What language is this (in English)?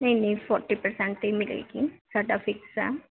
Punjabi